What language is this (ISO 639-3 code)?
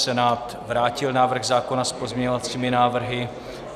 ces